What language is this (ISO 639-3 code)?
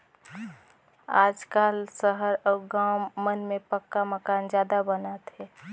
hne